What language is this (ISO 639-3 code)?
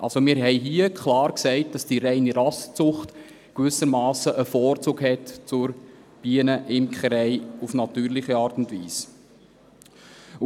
gsw